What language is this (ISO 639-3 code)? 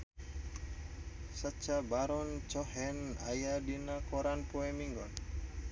sun